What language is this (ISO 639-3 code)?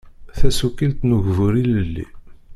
kab